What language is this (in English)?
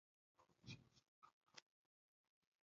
Swahili